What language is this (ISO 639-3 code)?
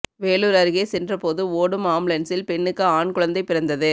tam